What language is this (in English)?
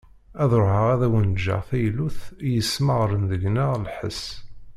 Kabyle